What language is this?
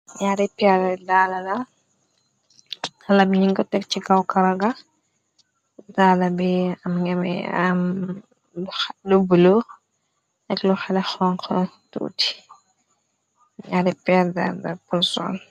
Wolof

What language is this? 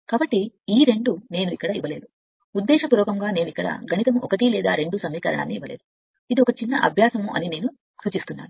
Telugu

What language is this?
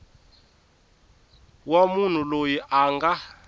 Tsonga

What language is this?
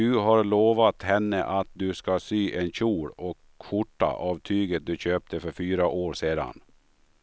Swedish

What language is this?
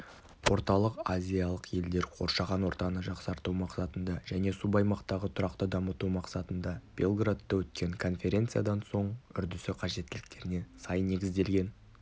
Kazakh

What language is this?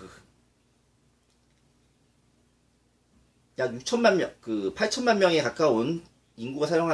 Korean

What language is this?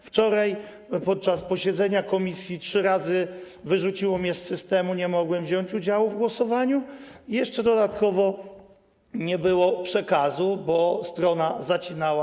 Polish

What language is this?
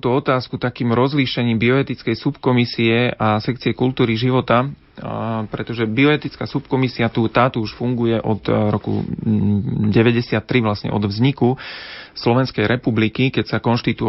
Slovak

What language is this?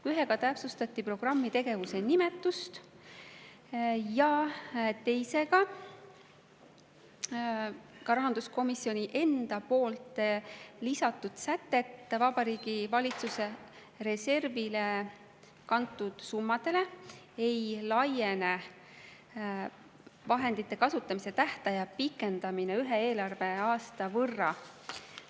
Estonian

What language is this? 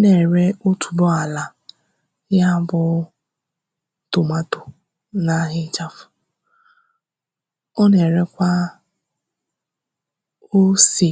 Igbo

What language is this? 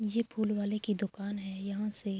Urdu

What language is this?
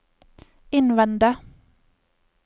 Norwegian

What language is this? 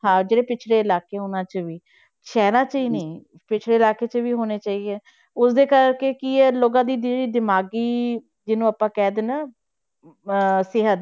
Punjabi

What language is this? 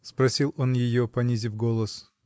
Russian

